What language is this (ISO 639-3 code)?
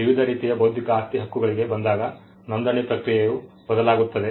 kan